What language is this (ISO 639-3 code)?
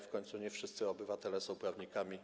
pol